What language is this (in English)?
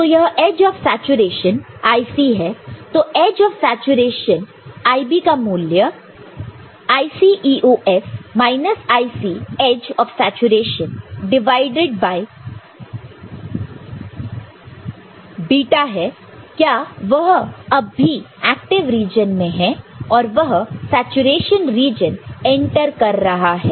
Hindi